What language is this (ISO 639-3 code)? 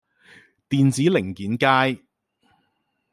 yue